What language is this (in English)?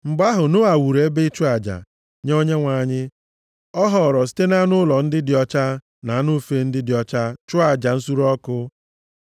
Igbo